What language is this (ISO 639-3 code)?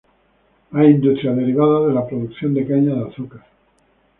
spa